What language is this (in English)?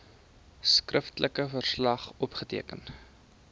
Afrikaans